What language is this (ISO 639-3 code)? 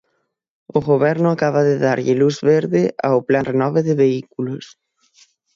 glg